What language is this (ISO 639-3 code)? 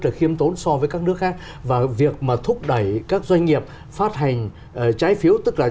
vie